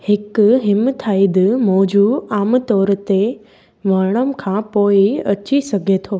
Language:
Sindhi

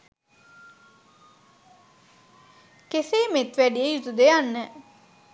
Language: Sinhala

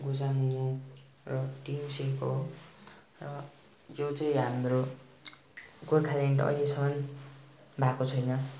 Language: Nepali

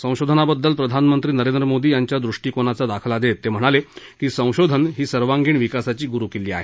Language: Marathi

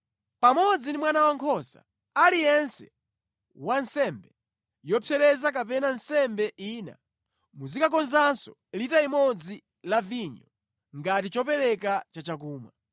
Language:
Nyanja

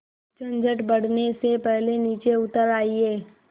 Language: Hindi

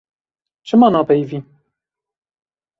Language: Kurdish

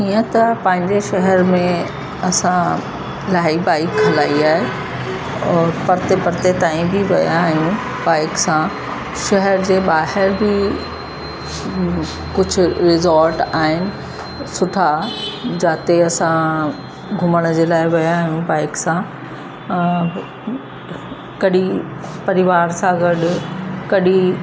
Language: Sindhi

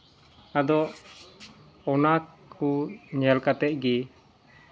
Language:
Santali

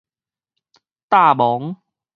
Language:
Min Nan Chinese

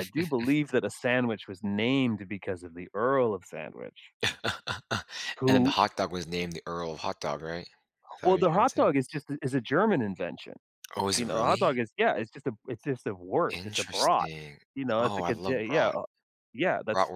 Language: English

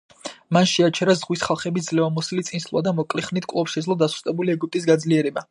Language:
Georgian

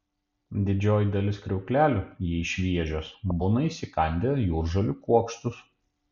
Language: Lithuanian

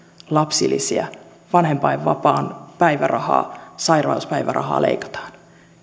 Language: Finnish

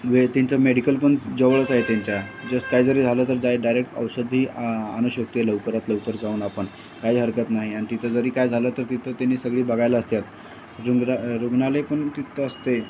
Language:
Marathi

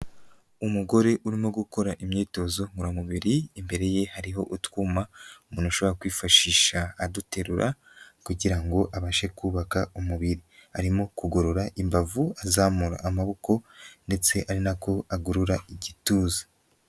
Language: Kinyarwanda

